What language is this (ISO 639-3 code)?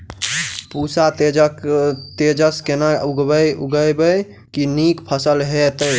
mai